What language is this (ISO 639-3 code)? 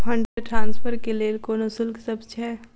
mai